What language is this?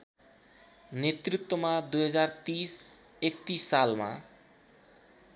Nepali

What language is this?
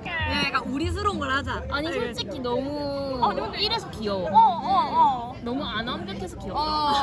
Korean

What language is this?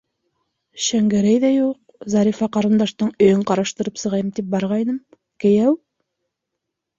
Bashkir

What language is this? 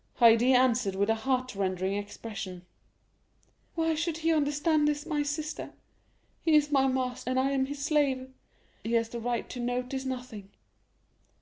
English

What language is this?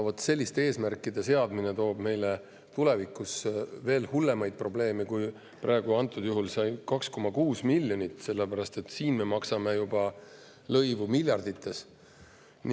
Estonian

